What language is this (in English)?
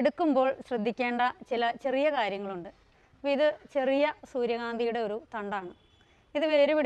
Turkish